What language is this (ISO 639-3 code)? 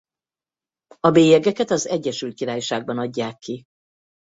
hun